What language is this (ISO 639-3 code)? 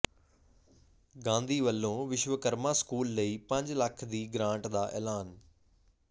pan